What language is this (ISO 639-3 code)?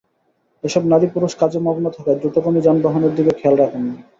ben